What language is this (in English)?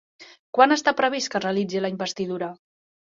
Catalan